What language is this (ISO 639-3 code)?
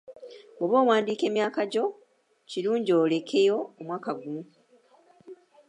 lug